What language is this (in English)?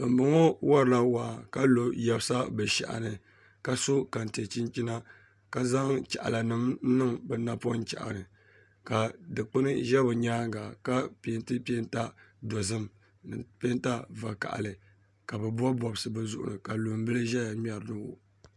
Dagbani